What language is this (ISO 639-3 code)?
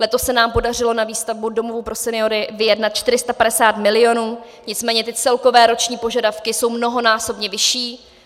ces